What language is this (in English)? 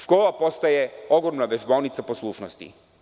Serbian